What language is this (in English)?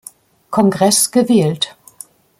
German